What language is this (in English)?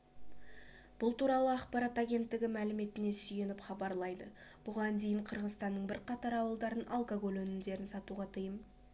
Kazakh